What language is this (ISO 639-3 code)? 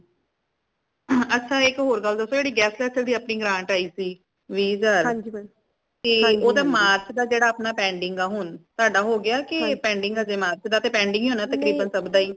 pan